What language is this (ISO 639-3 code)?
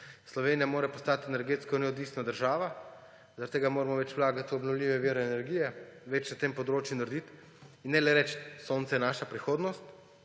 slv